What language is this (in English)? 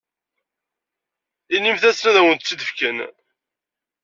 Kabyle